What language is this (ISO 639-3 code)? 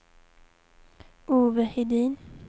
swe